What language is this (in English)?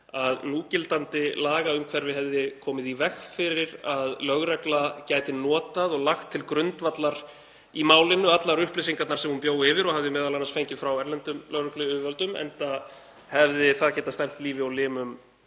Icelandic